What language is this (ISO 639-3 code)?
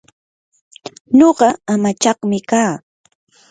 qur